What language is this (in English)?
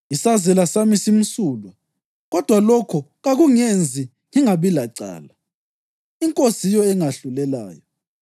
North Ndebele